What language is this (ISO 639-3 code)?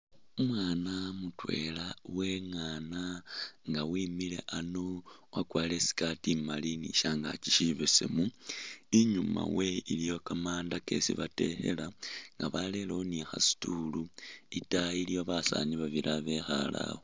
myx